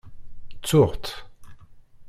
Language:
Kabyle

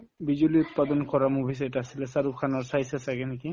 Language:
Assamese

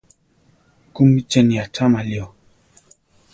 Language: Central Tarahumara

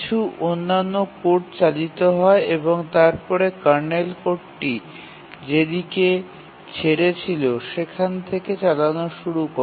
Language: Bangla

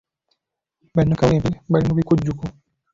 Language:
Ganda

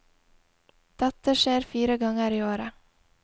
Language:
Norwegian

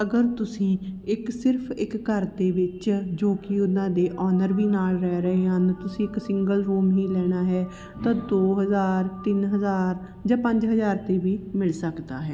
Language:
Punjabi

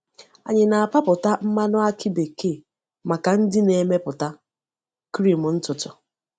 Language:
Igbo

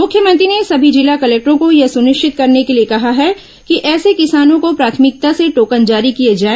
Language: Hindi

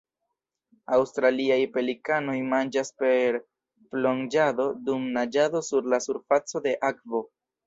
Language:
Esperanto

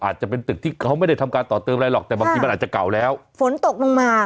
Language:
Thai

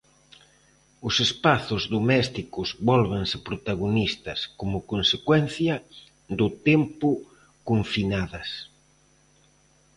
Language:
Galician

